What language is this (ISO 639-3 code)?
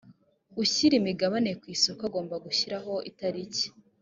kin